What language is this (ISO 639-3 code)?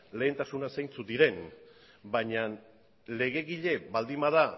eus